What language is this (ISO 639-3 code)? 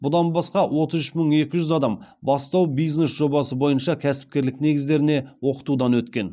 kaz